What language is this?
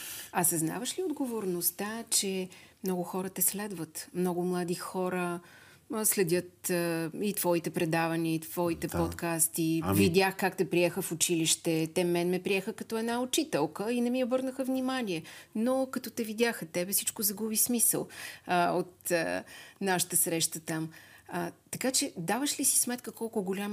Bulgarian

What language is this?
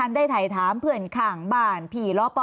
Thai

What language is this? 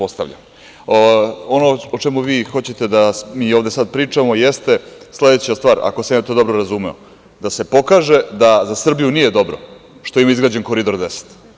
Serbian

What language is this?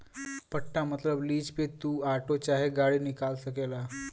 Bhojpuri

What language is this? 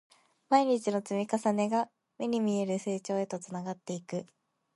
Japanese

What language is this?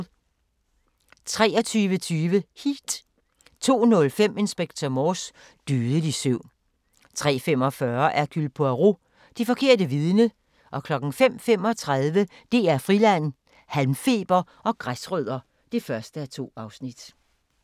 Danish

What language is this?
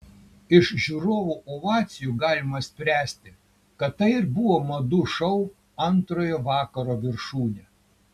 Lithuanian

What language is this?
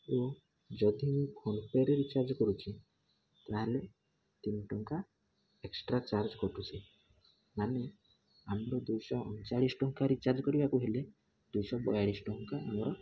Odia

